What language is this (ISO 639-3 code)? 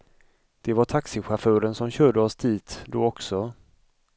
swe